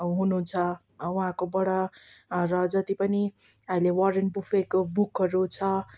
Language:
Nepali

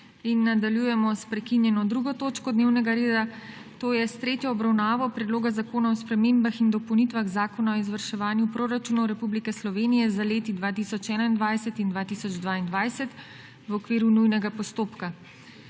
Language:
Slovenian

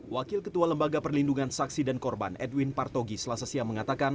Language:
Indonesian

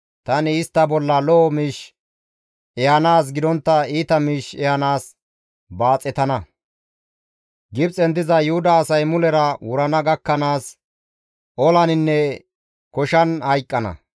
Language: Gamo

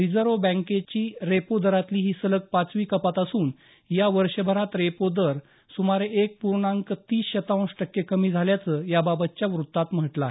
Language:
Marathi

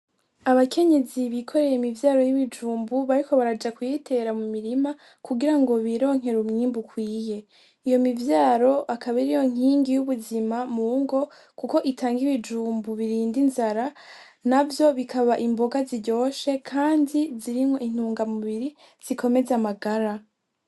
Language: Rundi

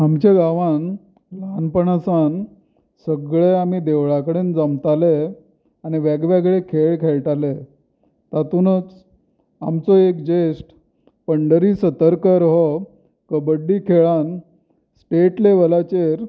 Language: Konkani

